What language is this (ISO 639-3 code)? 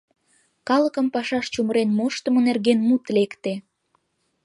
chm